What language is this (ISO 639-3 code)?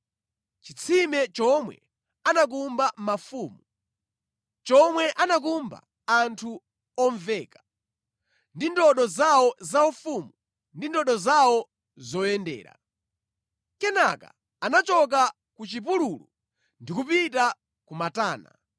nya